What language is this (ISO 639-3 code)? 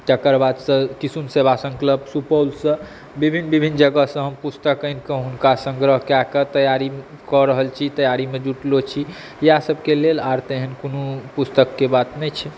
mai